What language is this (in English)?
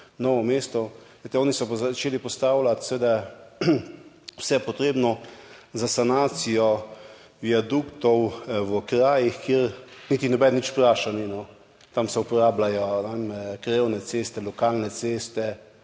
Slovenian